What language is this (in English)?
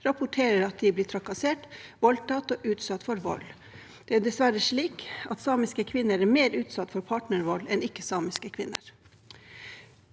Norwegian